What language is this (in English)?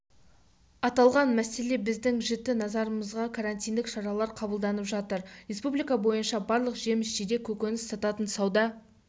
Kazakh